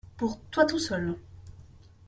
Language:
French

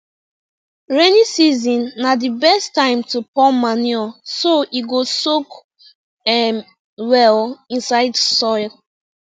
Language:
Nigerian Pidgin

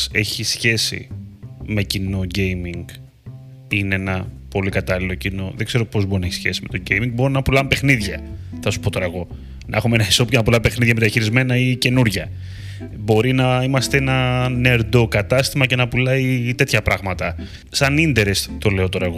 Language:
Greek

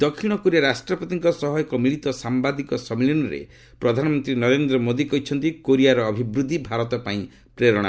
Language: Odia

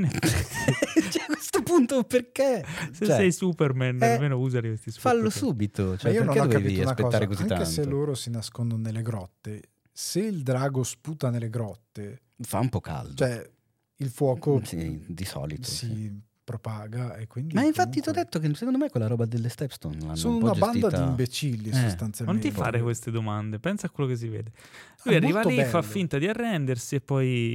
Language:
Italian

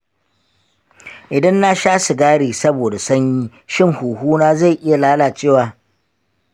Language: Hausa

